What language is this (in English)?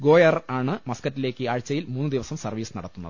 Malayalam